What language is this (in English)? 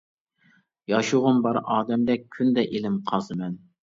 Uyghur